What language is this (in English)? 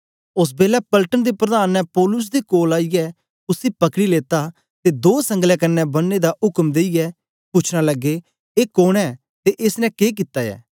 Dogri